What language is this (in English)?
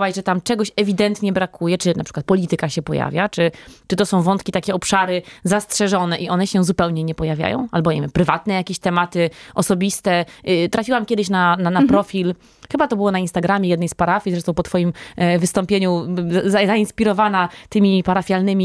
Polish